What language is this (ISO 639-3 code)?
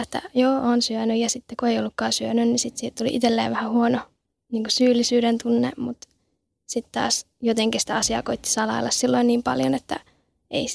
fin